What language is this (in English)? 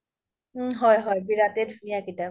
Assamese